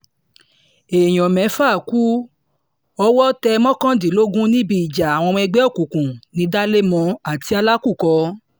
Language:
Yoruba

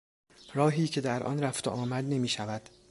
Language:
Persian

